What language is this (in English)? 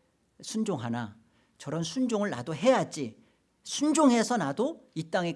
Korean